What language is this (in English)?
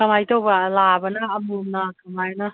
Manipuri